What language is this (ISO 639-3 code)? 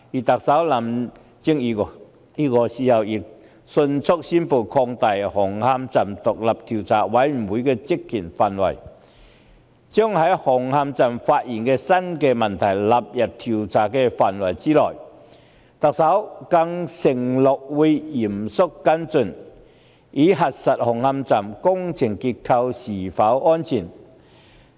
yue